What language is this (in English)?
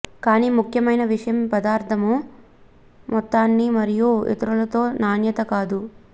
Telugu